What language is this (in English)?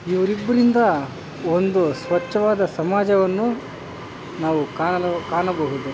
Kannada